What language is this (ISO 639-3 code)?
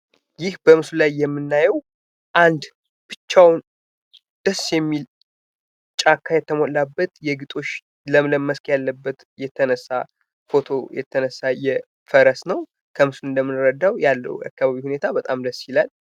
amh